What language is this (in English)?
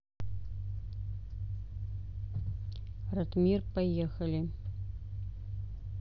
Russian